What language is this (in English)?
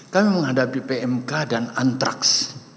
Indonesian